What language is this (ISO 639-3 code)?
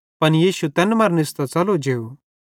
bhd